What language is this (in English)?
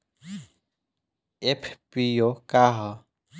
Bhojpuri